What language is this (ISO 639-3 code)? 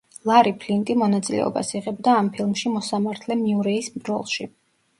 kat